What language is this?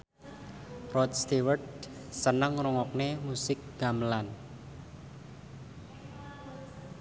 Javanese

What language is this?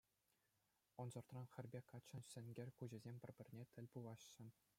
Chuvash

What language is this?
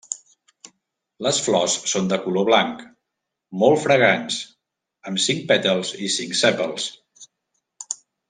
Catalan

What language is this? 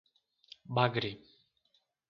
Portuguese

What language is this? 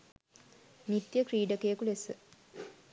Sinhala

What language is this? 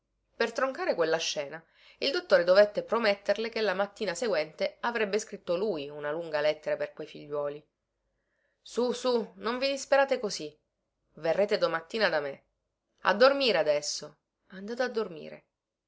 Italian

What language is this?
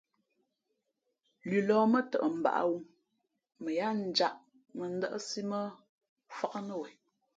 Fe'fe'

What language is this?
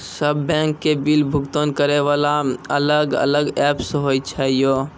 Maithili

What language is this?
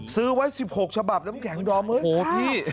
Thai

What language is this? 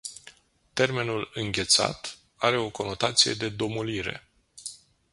Romanian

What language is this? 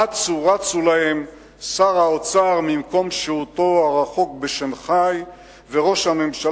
Hebrew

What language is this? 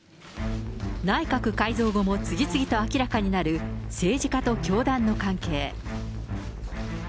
Japanese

